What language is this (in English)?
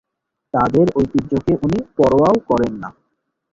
Bangla